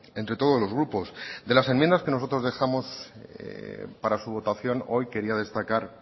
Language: Spanish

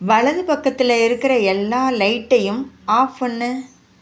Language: Tamil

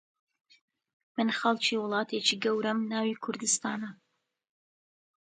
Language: Central Kurdish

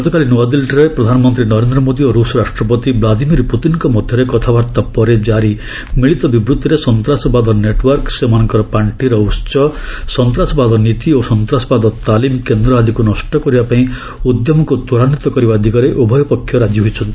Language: Odia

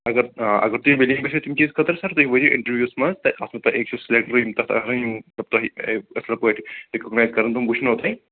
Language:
Kashmiri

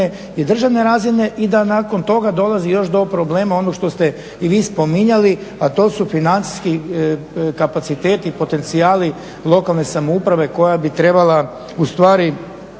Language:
Croatian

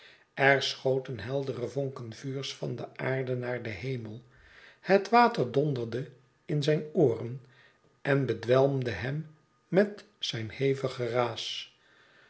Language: Dutch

